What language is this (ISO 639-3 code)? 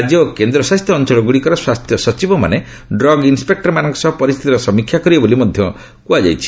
ori